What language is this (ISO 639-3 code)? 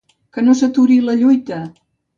cat